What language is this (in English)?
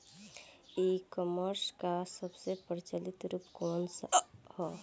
Bhojpuri